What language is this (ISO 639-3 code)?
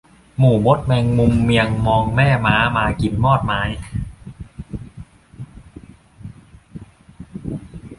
tha